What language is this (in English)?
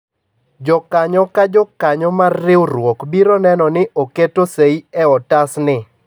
Luo (Kenya and Tanzania)